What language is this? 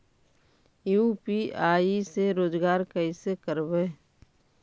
Magahi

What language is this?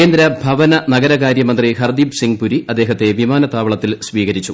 Malayalam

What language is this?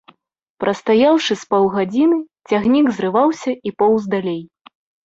Belarusian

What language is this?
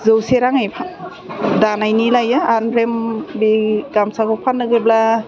Bodo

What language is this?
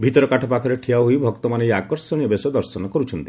Odia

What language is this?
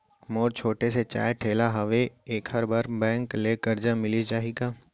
Chhattisgarhi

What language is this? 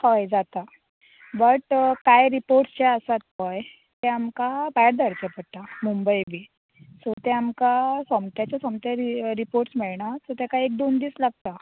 Konkani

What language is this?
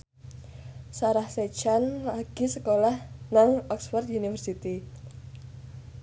Javanese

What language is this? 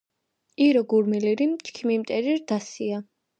Georgian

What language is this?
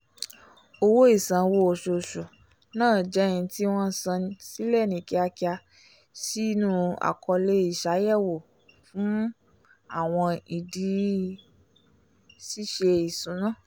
Yoruba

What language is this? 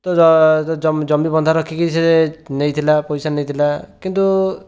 Odia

